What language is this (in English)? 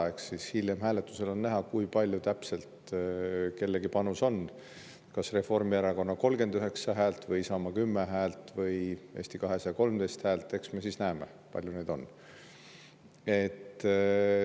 Estonian